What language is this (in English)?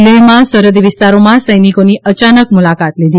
Gujarati